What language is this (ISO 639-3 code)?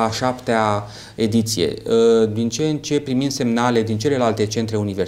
ron